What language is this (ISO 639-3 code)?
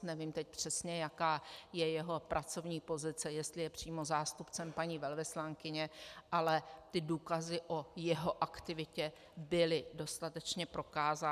ces